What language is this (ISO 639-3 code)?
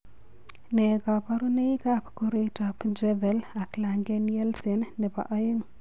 kln